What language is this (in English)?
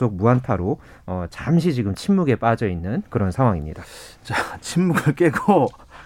Korean